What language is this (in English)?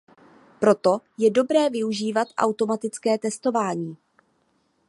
Czech